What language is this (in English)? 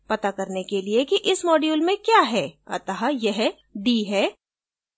Hindi